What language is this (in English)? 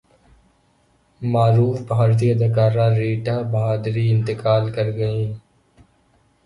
Urdu